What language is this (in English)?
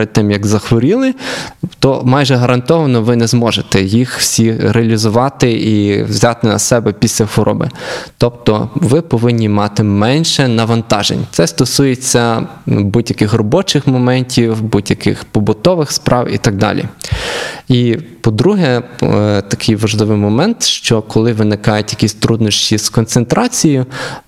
Ukrainian